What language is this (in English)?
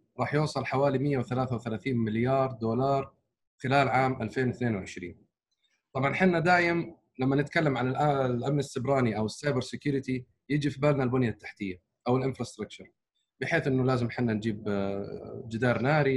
Arabic